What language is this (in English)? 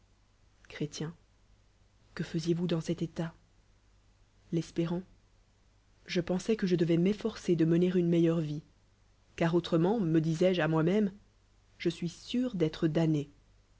French